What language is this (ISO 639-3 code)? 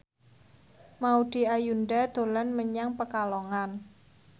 jav